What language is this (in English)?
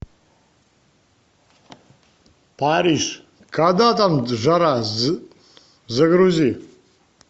Russian